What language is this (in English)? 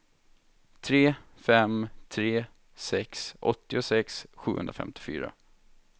Swedish